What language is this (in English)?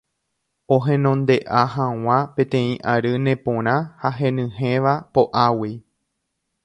Guarani